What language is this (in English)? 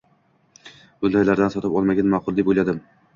Uzbek